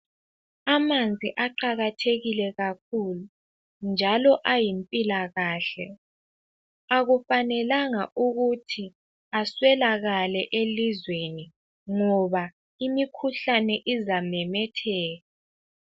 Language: North Ndebele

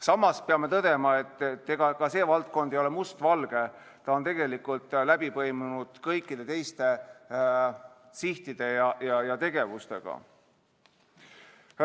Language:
Estonian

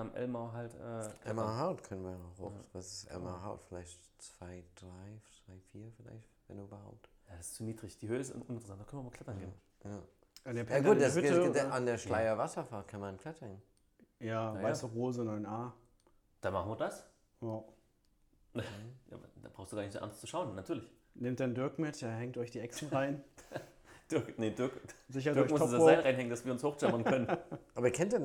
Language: German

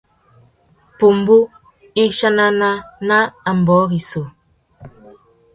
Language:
Tuki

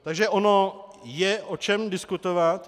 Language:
Czech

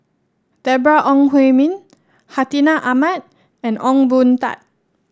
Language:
English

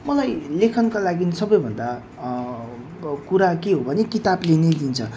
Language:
Nepali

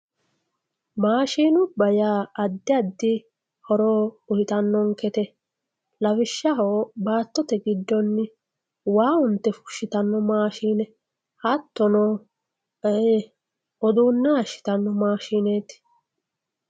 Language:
Sidamo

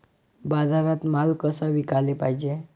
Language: Marathi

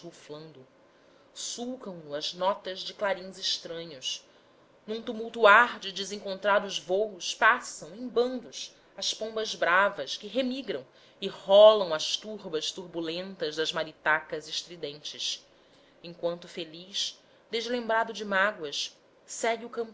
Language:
Portuguese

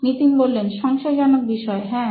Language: Bangla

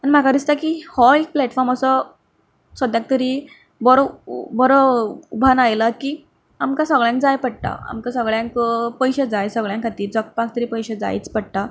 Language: Konkani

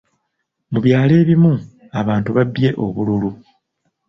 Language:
Ganda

